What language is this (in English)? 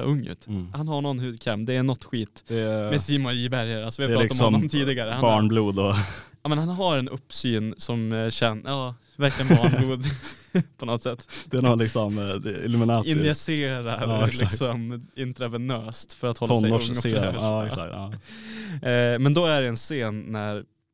Swedish